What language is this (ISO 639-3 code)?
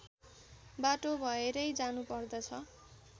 nep